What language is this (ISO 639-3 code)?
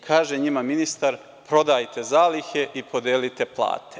srp